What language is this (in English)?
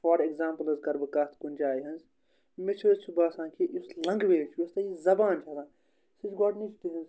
Kashmiri